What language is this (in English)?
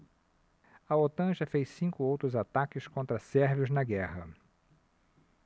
Portuguese